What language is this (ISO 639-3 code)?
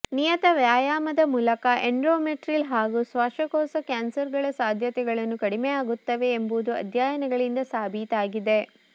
kan